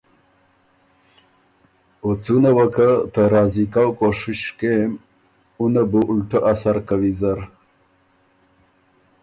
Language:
Ormuri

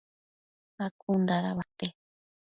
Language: Matsés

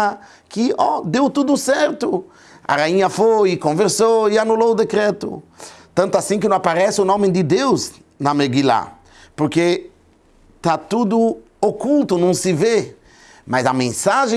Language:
Portuguese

